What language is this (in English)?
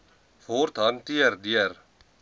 Afrikaans